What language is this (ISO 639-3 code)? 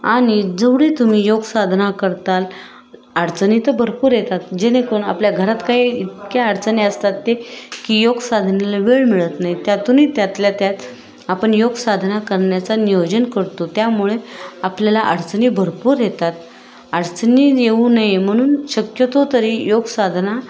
mar